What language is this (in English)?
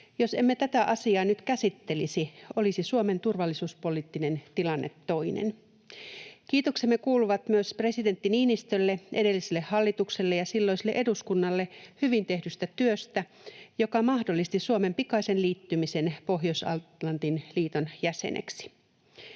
Finnish